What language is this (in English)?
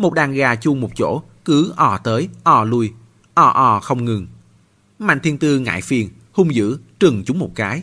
Vietnamese